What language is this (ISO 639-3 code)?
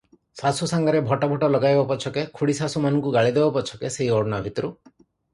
ori